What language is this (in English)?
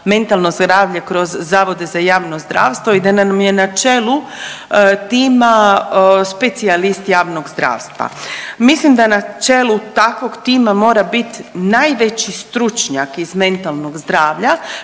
Croatian